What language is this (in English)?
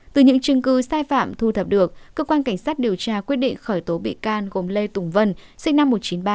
Vietnamese